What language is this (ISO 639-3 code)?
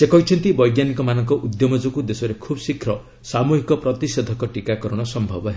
ori